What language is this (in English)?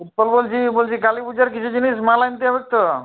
Bangla